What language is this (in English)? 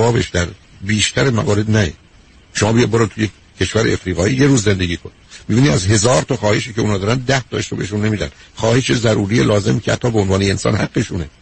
Persian